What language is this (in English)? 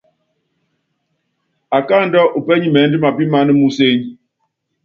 Yangben